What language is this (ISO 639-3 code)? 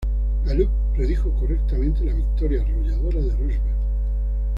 spa